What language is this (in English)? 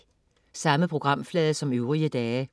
Danish